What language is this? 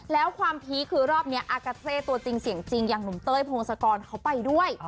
Thai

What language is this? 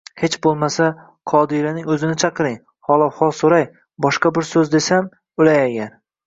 Uzbek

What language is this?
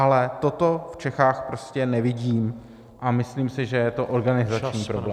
Czech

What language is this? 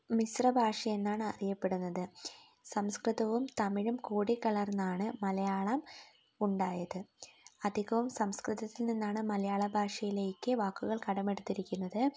Malayalam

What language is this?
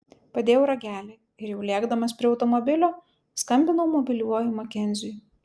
Lithuanian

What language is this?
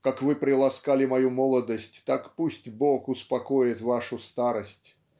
Russian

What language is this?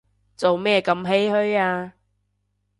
Cantonese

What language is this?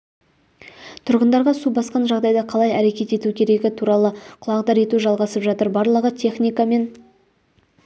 Kazakh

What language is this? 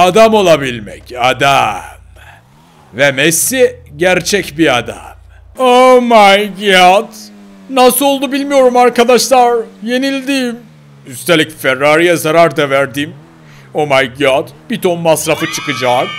Turkish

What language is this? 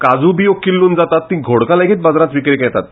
Konkani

